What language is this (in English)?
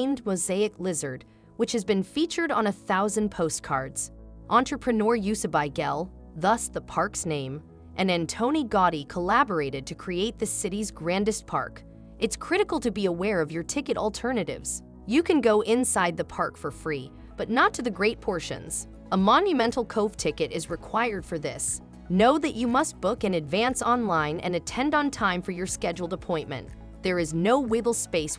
English